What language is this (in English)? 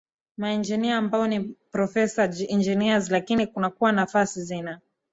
Swahili